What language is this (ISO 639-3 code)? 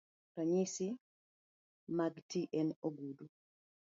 luo